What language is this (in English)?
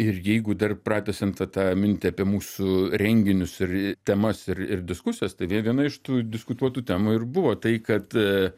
Lithuanian